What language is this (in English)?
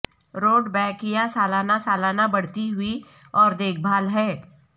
Urdu